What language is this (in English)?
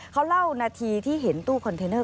Thai